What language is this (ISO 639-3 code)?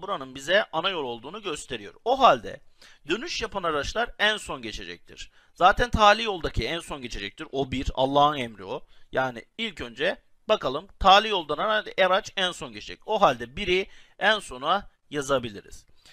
tur